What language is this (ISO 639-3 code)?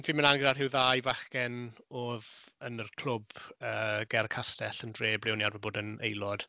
cym